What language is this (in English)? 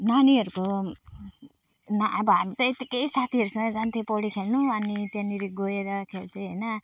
Nepali